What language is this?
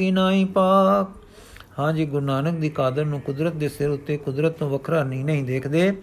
Punjabi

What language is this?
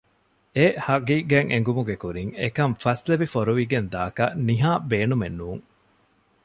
Divehi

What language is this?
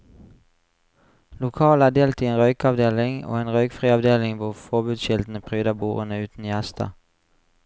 Norwegian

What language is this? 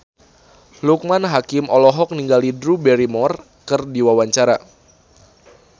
Sundanese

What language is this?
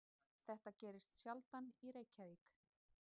Icelandic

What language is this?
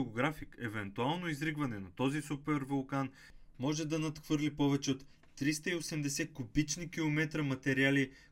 Bulgarian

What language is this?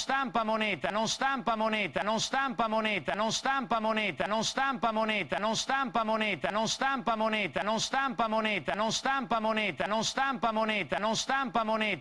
Italian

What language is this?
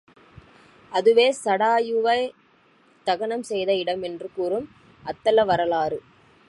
Tamil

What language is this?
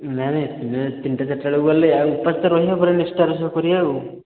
Odia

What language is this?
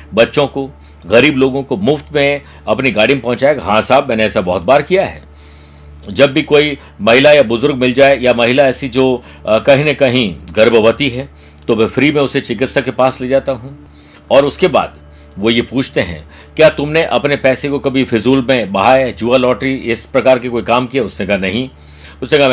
Hindi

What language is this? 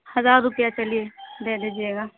Urdu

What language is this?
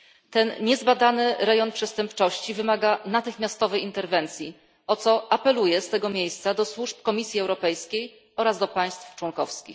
Polish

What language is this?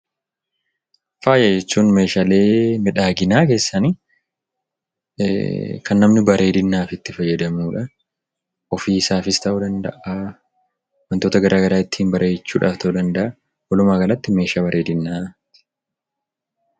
Oromo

